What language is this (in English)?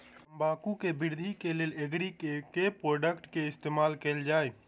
Maithili